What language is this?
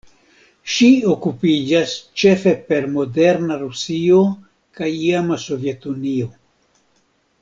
Esperanto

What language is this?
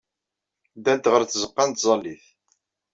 Kabyle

